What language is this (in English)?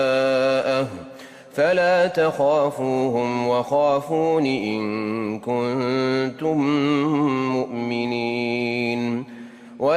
Arabic